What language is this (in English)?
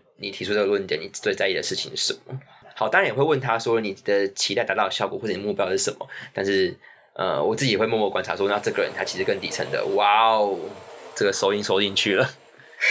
Chinese